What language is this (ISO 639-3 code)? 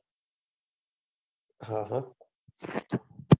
guj